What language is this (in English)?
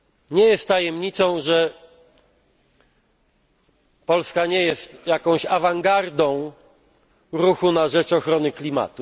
Polish